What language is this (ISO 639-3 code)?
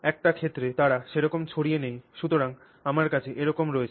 ben